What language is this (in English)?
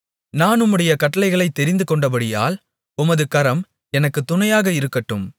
Tamil